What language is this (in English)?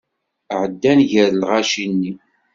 Kabyle